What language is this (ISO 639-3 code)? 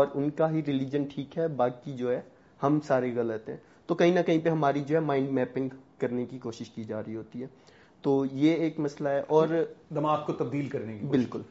urd